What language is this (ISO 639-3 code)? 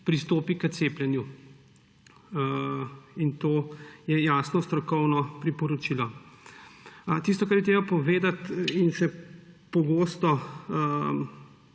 slv